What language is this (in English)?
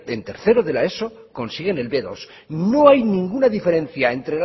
Spanish